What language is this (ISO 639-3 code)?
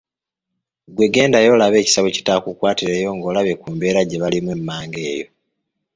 lug